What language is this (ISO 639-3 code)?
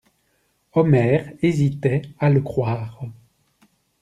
fra